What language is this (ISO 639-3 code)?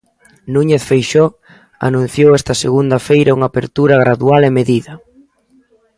glg